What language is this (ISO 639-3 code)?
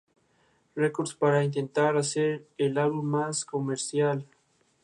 spa